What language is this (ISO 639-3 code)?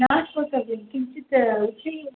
san